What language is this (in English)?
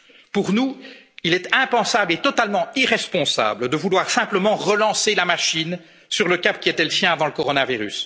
French